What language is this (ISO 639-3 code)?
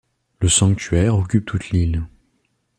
fra